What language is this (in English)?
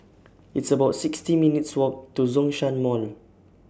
English